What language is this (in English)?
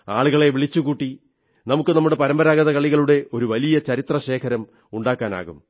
Malayalam